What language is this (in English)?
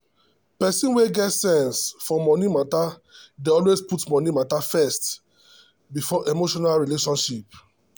Nigerian Pidgin